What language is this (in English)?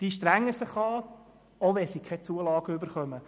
Swiss German